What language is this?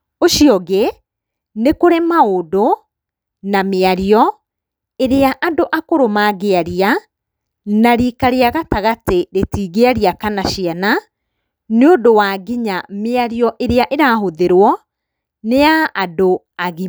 Kikuyu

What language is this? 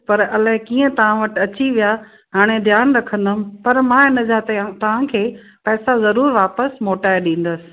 Sindhi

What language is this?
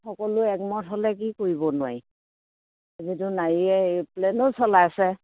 Assamese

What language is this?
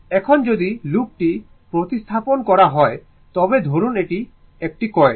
Bangla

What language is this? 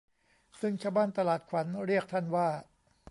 Thai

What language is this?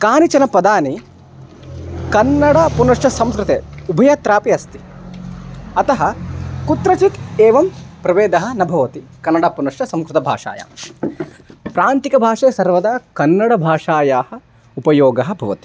Sanskrit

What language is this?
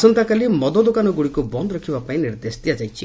Odia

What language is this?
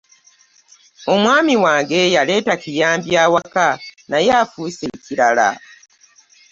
Ganda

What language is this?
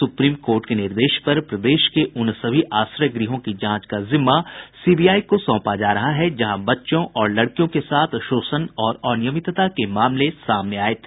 Hindi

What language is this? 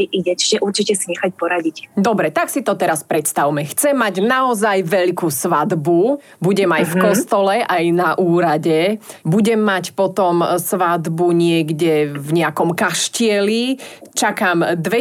Slovak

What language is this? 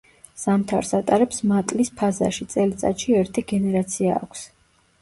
Georgian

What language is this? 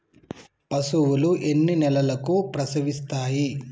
Telugu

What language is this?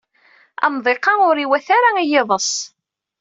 Kabyle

